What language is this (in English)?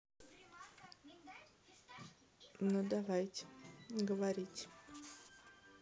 Russian